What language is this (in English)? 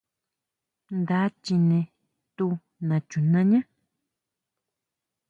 Huautla Mazatec